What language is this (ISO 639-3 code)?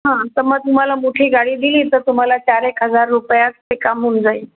mar